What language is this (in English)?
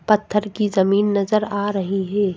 Hindi